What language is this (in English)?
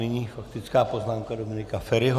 Czech